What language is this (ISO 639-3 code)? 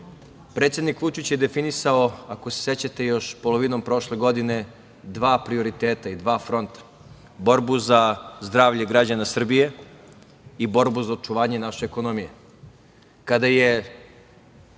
srp